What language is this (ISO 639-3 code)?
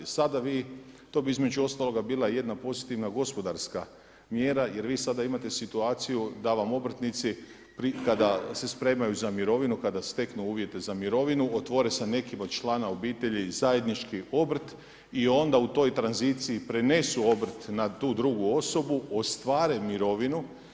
hrv